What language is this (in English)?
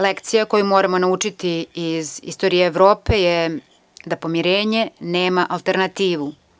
Serbian